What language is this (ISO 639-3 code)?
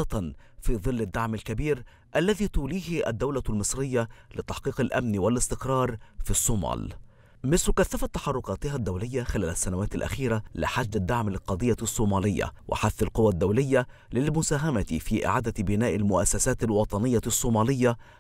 ara